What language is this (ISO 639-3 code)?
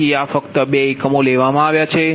guj